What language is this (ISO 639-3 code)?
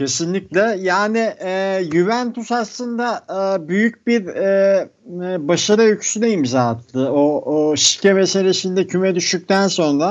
tur